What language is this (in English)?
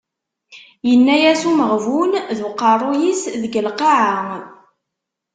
Kabyle